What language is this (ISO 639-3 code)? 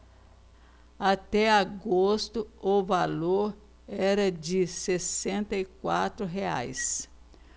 por